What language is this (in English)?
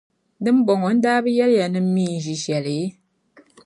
Dagbani